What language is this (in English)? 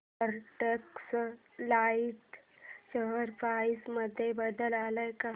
Marathi